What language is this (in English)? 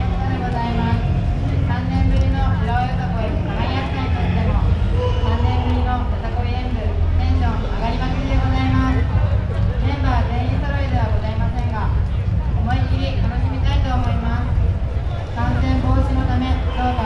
Japanese